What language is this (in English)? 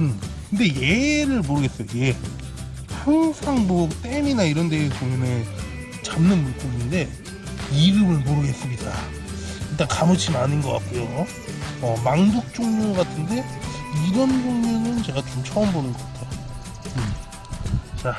Korean